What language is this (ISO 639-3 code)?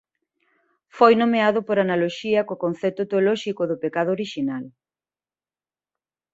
glg